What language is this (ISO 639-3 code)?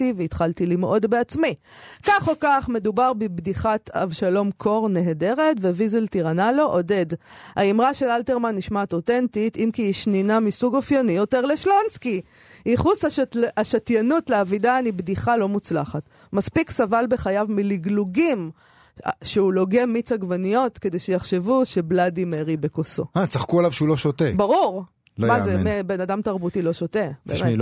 heb